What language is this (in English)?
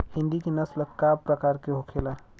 Bhojpuri